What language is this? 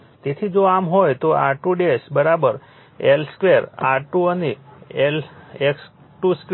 Gujarati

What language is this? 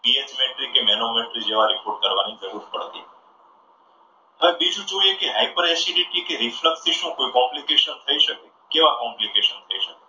Gujarati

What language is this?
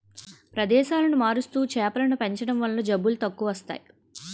Telugu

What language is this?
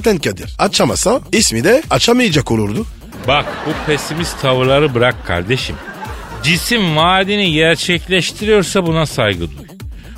Turkish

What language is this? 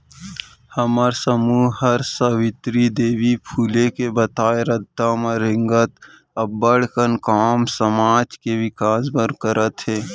Chhattisgarhi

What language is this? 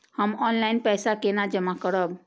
Maithili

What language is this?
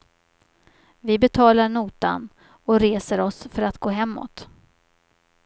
Swedish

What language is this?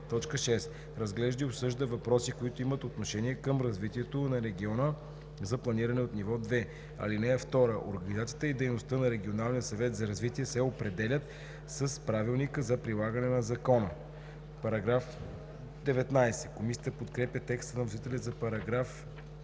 Bulgarian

